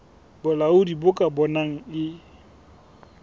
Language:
Southern Sotho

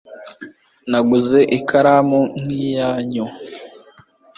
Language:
Kinyarwanda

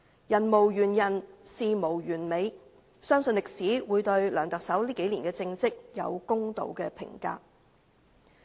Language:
Cantonese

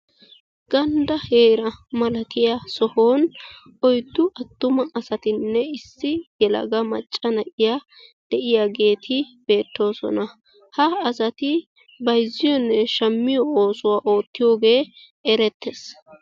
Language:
Wolaytta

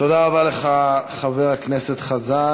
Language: Hebrew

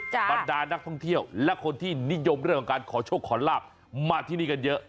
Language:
Thai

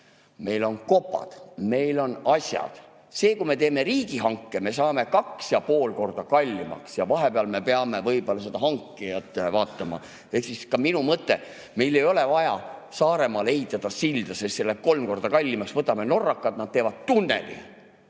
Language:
Estonian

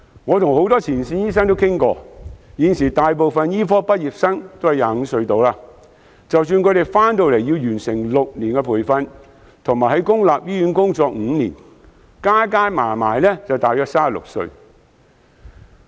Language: Cantonese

